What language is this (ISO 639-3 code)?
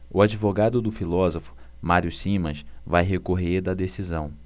por